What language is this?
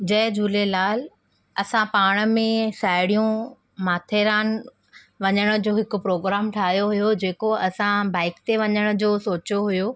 Sindhi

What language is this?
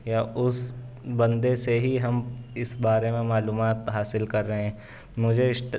Urdu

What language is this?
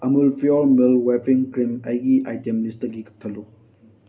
Manipuri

